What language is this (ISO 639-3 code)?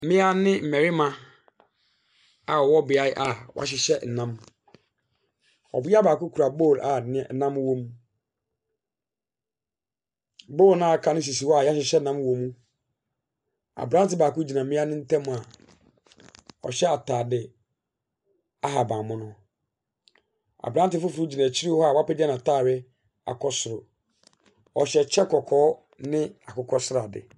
aka